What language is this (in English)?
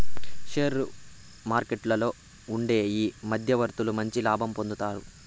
Telugu